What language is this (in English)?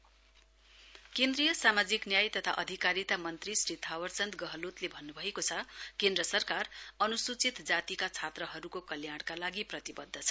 Nepali